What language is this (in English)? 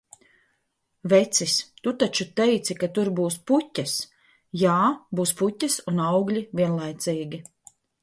Latvian